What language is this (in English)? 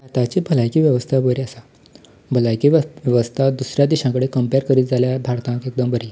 Konkani